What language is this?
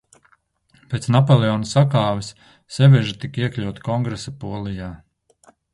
Latvian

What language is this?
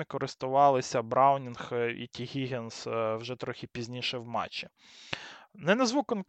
Ukrainian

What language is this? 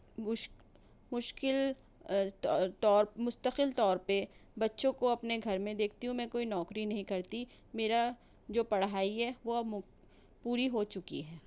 Urdu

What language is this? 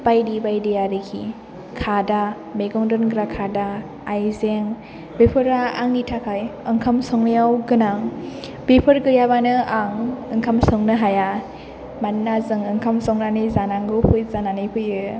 Bodo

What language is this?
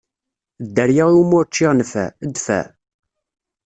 Kabyle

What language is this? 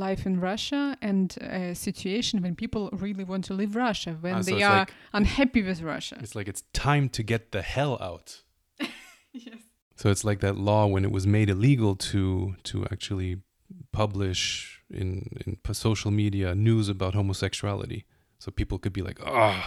Russian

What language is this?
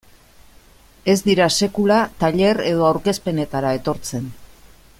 Basque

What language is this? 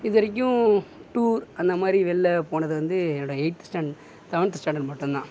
Tamil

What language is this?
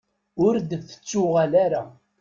Kabyle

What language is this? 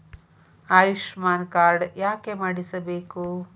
Kannada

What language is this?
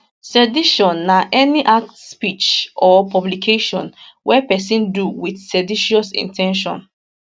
Nigerian Pidgin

